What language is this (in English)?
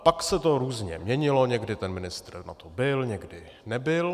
Czech